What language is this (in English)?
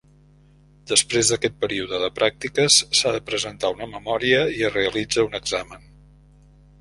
Catalan